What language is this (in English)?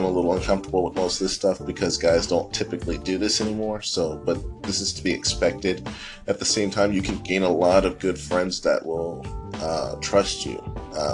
English